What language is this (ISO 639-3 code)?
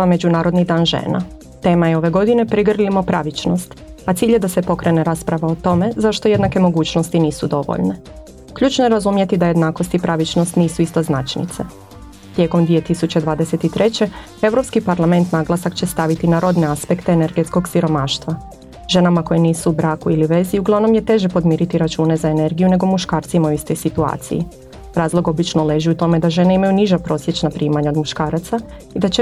hrv